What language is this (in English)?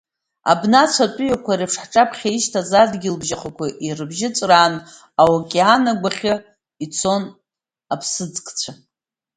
Abkhazian